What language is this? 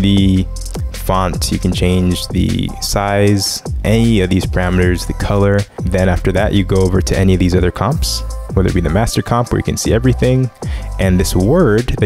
English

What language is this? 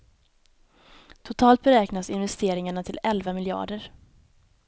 Swedish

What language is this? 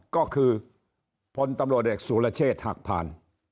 Thai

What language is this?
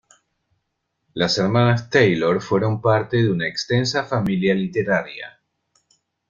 Spanish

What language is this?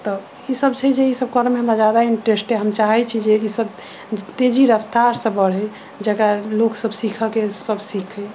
Maithili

